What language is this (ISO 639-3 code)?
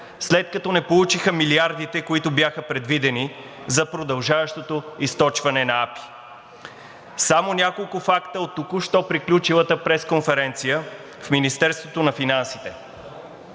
bul